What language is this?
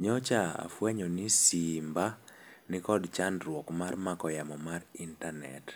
Luo (Kenya and Tanzania)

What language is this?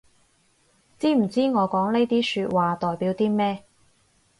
Cantonese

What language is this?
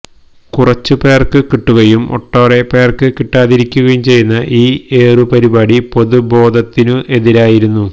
Malayalam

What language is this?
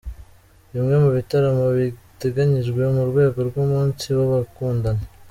Kinyarwanda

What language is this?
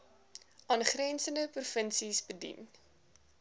Afrikaans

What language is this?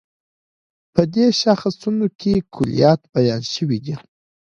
Pashto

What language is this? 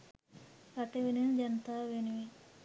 Sinhala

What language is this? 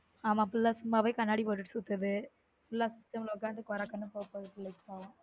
Tamil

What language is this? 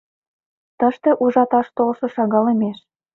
Mari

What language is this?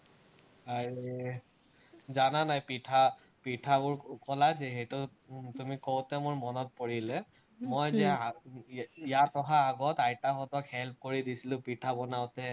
Assamese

